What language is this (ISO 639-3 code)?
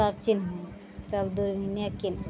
mai